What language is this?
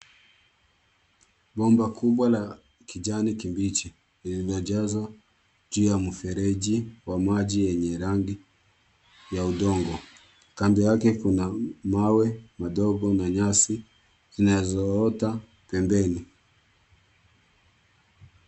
Swahili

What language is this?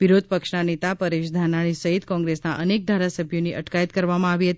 Gujarati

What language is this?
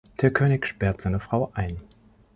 German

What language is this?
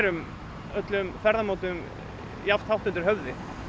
Icelandic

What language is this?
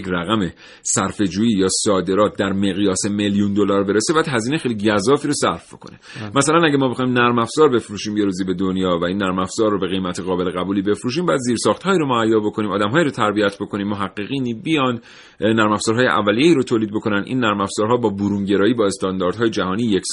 Persian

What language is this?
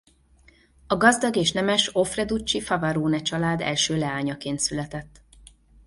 Hungarian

